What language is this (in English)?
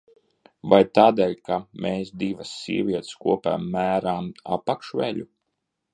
Latvian